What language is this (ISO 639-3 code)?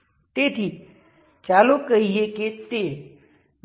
guj